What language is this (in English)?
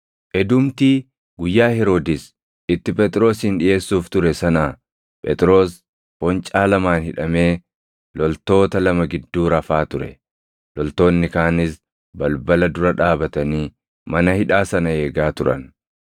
Oromo